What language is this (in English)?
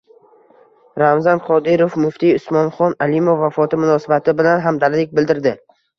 Uzbek